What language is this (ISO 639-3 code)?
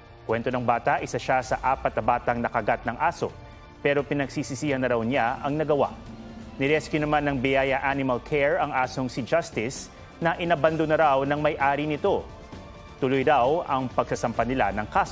fil